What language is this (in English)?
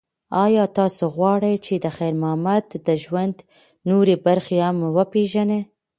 Pashto